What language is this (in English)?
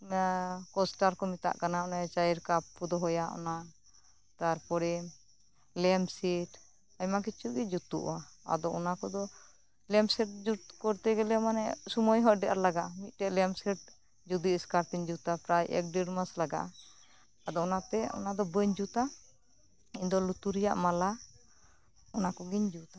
Santali